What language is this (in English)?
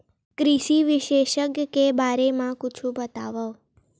Chhattisgarhi